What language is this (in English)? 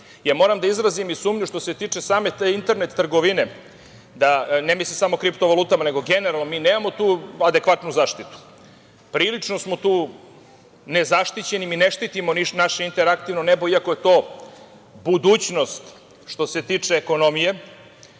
Serbian